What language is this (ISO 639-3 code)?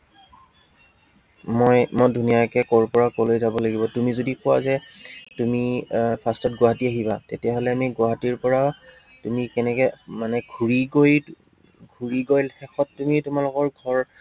asm